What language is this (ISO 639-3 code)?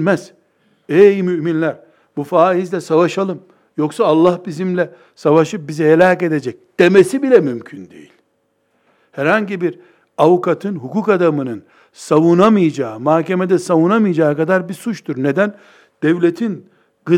tur